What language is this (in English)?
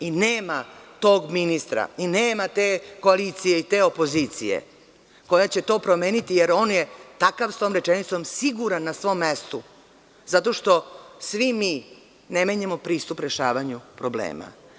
Serbian